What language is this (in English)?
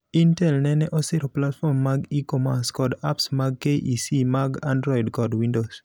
Luo (Kenya and Tanzania)